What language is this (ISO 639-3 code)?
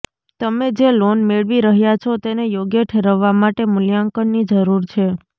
guj